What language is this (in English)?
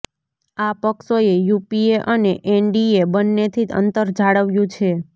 Gujarati